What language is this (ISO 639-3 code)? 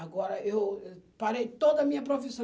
por